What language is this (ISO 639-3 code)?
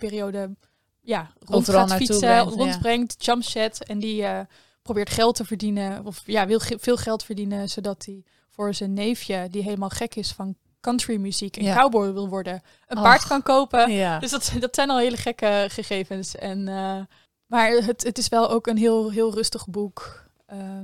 nld